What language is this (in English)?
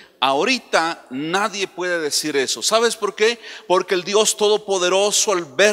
Spanish